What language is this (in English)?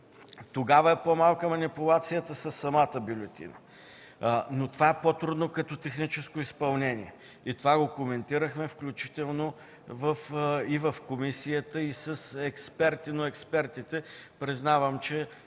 Bulgarian